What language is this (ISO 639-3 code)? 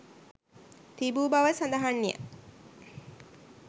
sin